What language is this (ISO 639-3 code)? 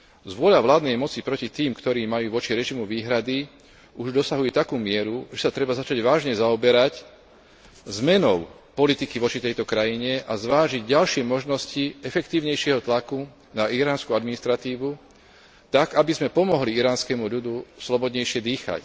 slk